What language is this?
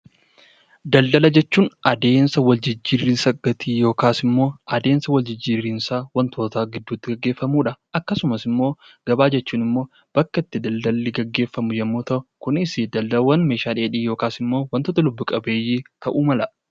Oromo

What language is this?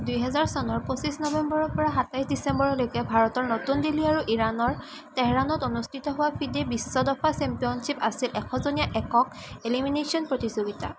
Assamese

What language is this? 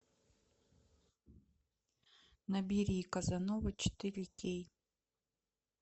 Russian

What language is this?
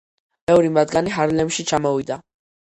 Georgian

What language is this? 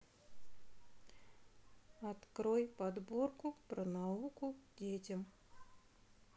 Russian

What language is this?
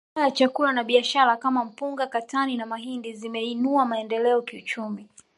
Swahili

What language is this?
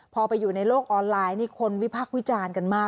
Thai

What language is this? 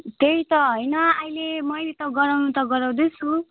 Nepali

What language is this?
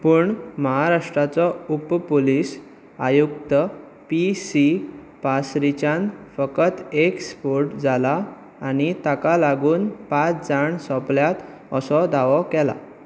Konkani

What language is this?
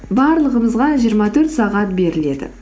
Kazakh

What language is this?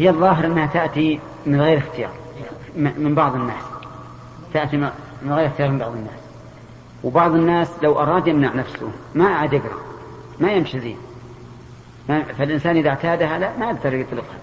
Arabic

